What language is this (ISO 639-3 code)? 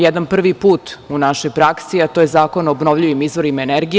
srp